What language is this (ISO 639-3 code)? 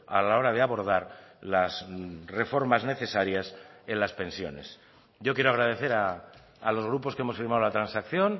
spa